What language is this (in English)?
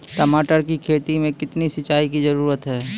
Maithili